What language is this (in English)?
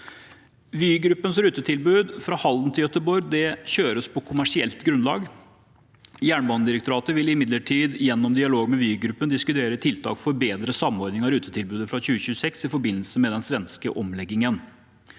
Norwegian